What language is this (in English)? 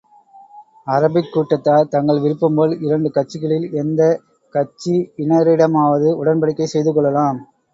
Tamil